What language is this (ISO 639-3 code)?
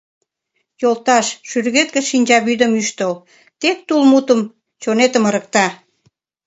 chm